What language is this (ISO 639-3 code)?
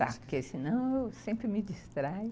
por